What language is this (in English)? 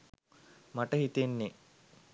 Sinhala